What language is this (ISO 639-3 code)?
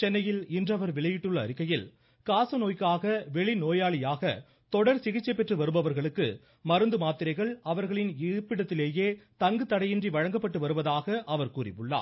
tam